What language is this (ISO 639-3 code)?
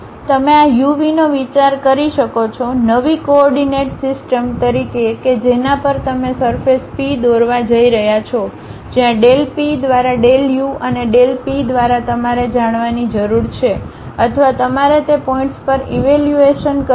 guj